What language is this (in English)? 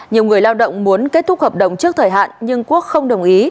Vietnamese